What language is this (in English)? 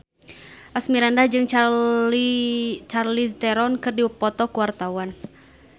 Sundanese